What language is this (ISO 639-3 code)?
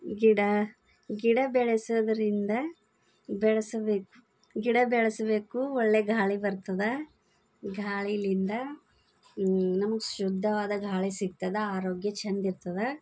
kan